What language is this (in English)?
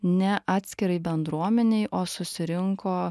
Lithuanian